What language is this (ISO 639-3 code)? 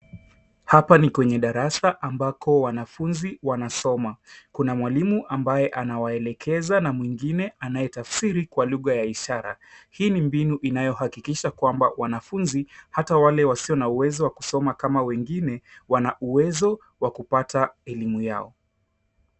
swa